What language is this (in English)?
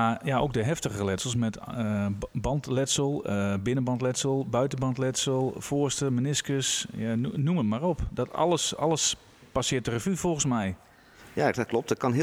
Dutch